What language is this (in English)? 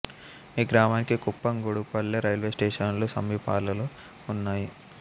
Telugu